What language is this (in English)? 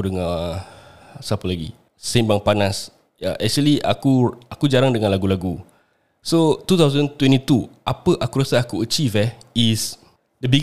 Malay